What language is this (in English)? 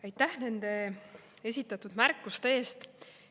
Estonian